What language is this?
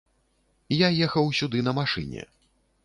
Belarusian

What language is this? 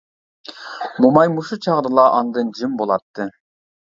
Uyghur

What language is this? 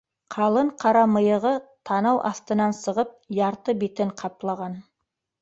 Bashkir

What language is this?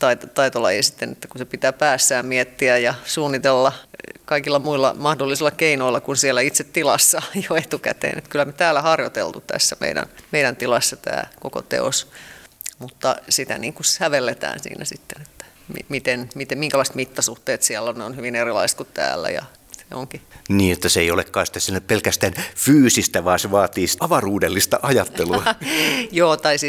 Finnish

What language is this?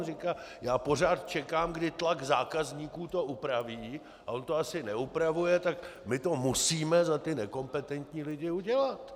Czech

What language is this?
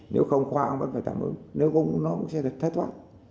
Vietnamese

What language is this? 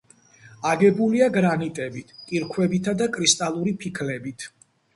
Georgian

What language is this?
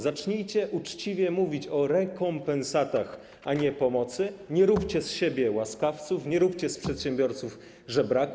Polish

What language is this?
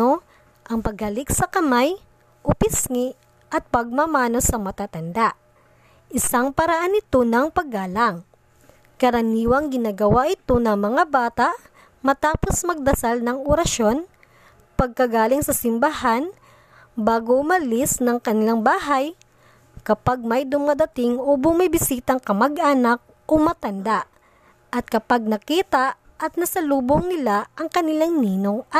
Filipino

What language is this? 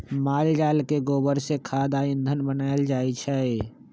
Magahi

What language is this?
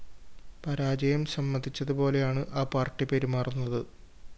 Malayalam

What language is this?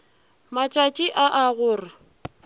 Northern Sotho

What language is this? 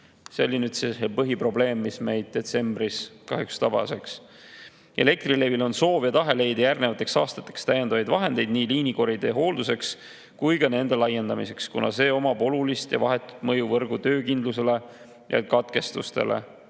Estonian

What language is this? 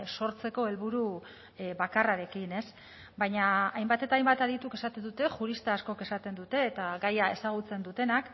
Basque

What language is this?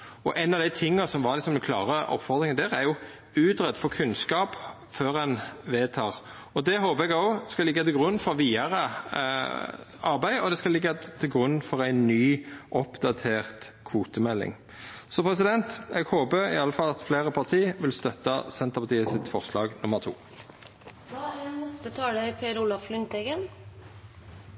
Norwegian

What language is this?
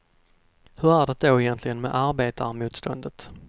Swedish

